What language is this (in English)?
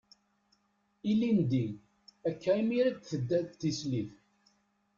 Kabyle